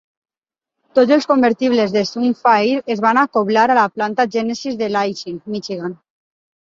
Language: Catalan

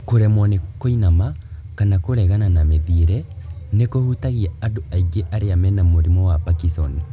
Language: Kikuyu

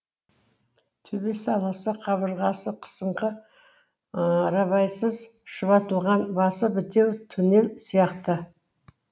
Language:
Kazakh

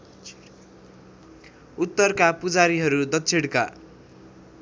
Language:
Nepali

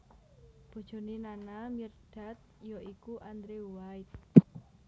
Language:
Javanese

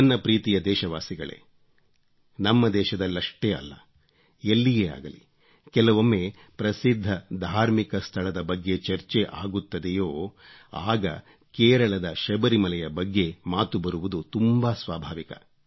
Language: Kannada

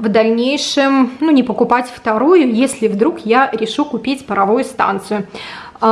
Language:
Russian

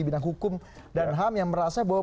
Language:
Indonesian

